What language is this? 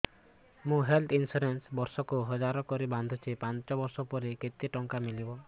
Odia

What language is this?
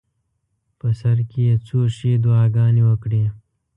Pashto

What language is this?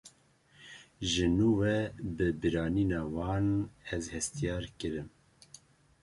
Kurdish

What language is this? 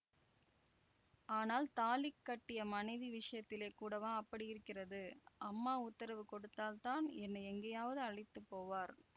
Tamil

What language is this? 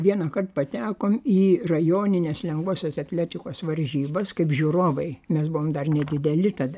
Lithuanian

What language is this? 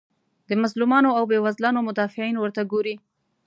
Pashto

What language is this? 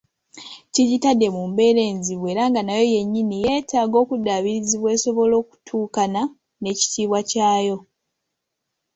Ganda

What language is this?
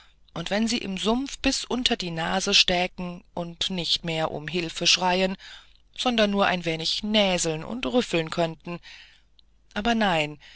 German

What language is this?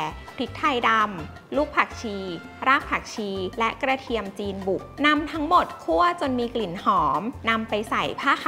Thai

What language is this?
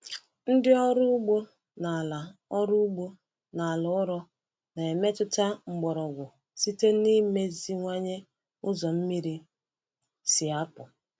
Igbo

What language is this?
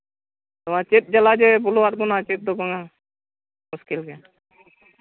Santali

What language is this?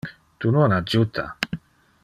Interlingua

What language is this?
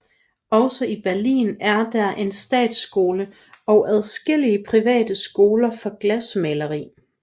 Danish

